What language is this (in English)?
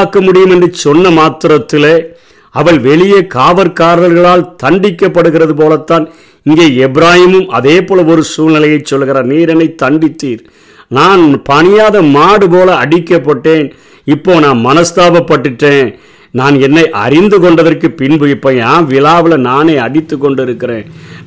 Tamil